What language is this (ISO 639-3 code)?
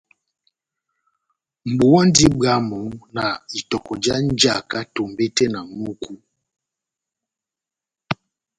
bnm